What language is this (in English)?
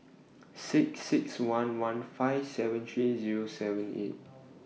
English